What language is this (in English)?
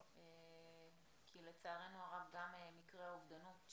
Hebrew